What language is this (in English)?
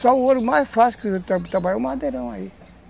Portuguese